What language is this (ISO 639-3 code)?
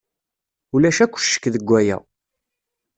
kab